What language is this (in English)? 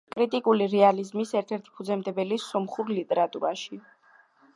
Georgian